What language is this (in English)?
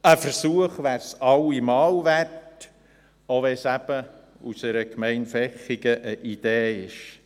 Swiss German